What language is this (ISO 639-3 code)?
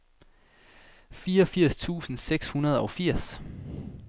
dan